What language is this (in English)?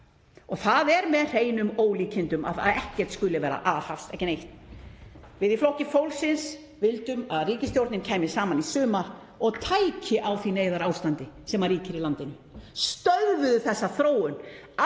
Icelandic